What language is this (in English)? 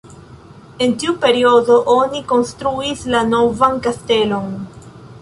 Esperanto